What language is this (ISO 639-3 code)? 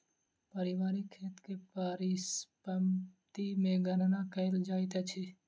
mai